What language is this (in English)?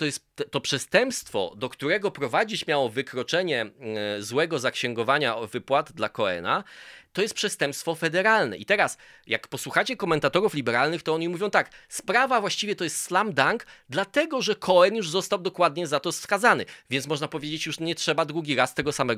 Polish